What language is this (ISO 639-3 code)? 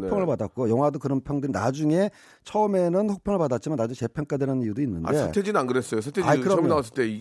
kor